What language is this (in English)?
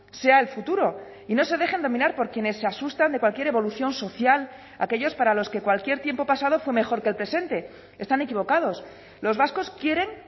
Spanish